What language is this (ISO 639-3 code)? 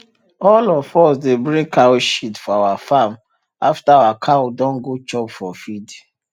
pcm